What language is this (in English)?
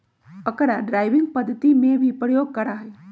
Magahi